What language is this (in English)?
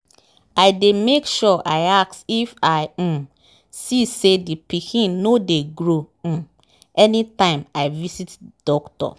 Nigerian Pidgin